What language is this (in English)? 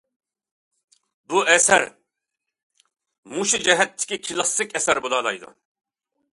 Uyghur